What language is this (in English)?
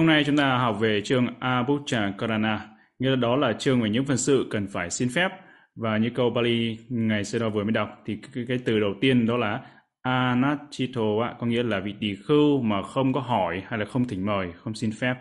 Vietnamese